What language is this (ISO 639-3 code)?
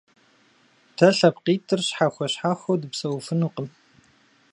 kbd